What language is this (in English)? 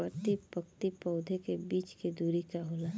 Bhojpuri